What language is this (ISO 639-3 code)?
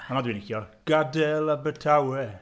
cym